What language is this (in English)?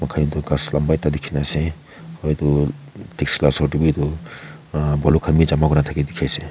Naga Pidgin